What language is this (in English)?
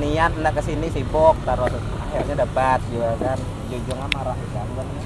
Indonesian